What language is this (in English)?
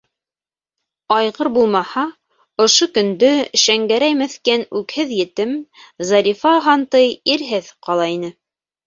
Bashkir